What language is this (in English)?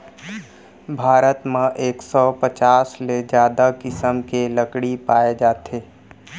Chhattisgarhi